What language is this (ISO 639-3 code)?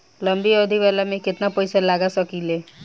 bho